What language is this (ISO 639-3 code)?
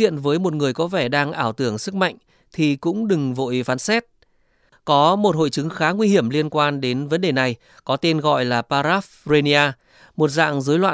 vie